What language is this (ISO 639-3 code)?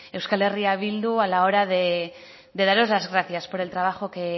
spa